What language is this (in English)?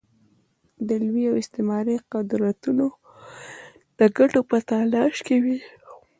Pashto